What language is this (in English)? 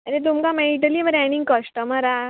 Konkani